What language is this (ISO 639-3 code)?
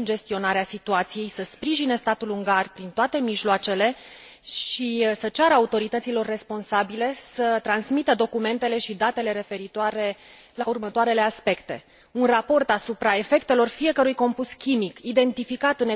ron